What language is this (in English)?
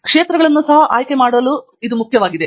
Kannada